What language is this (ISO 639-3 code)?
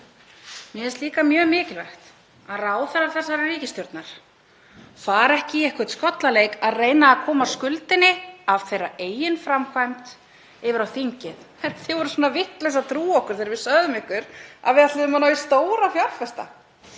isl